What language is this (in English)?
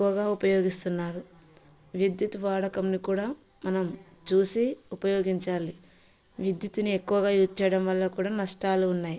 Telugu